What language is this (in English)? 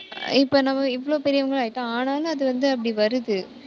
Tamil